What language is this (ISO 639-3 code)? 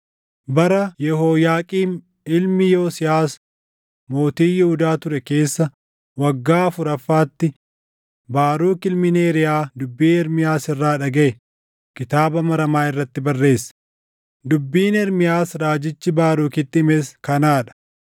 orm